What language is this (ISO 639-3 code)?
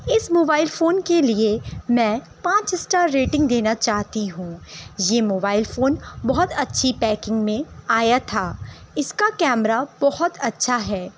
urd